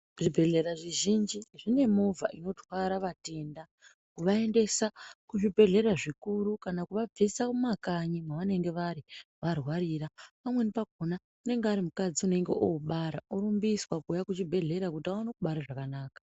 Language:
Ndau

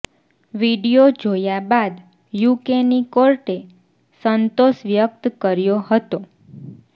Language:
Gujarati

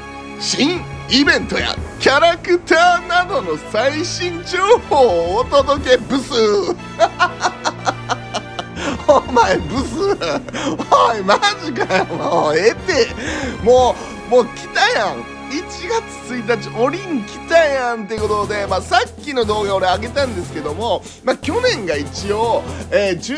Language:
Japanese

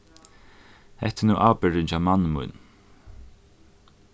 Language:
Faroese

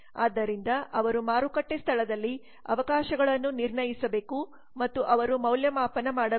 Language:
Kannada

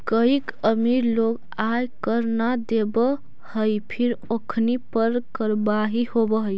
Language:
Magahi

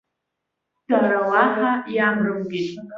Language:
Abkhazian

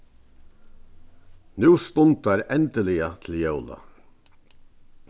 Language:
Faroese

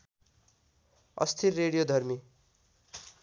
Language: Nepali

